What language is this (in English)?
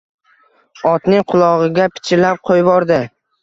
Uzbek